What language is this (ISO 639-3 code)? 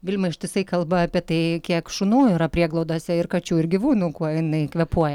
lit